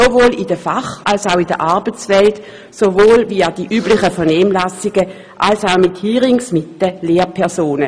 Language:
Swiss German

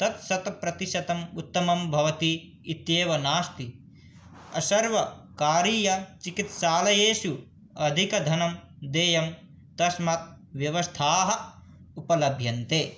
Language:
Sanskrit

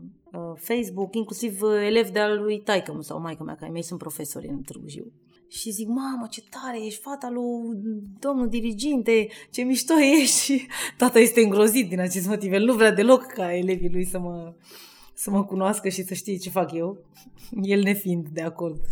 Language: Romanian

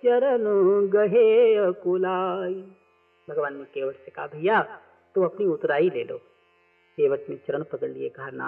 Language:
Hindi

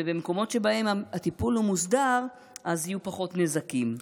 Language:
Hebrew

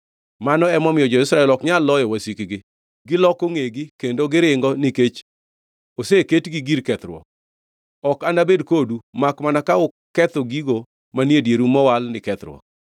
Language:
Luo (Kenya and Tanzania)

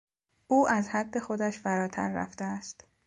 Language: Persian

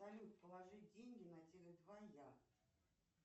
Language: Russian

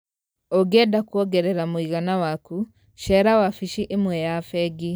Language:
Kikuyu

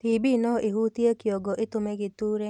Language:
Kikuyu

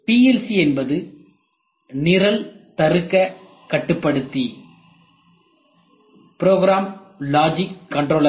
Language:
Tamil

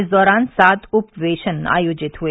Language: Hindi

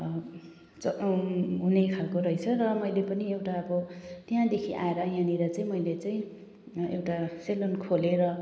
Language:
Nepali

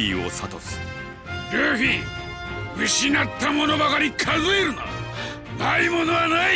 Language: Japanese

